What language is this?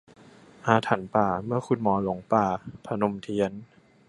Thai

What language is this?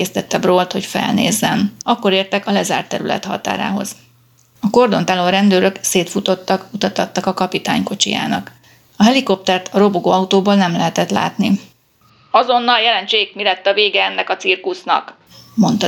Hungarian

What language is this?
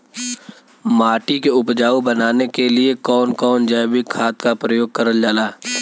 Bhojpuri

